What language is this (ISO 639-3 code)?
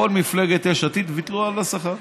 heb